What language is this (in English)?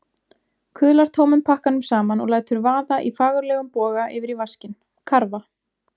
Icelandic